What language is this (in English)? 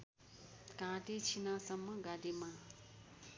Nepali